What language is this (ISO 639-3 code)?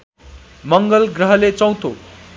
nep